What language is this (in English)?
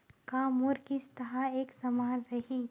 Chhattisgarhi